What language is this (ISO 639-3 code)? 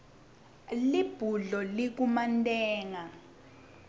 ssw